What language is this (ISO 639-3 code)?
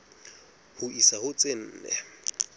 sot